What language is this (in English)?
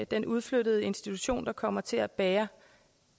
Danish